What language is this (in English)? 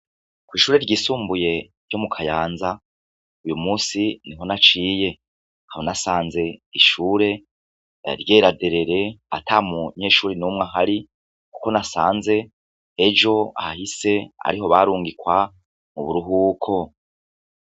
Rundi